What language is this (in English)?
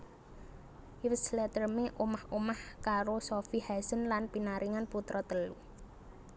Javanese